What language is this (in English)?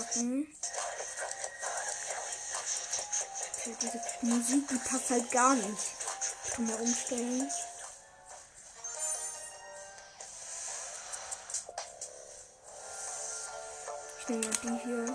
German